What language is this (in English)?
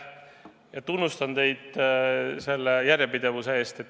Estonian